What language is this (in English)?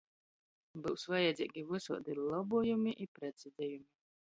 Latgalian